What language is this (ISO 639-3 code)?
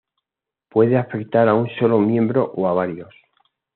spa